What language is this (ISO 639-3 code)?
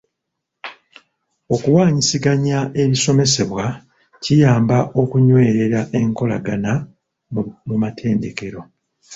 lug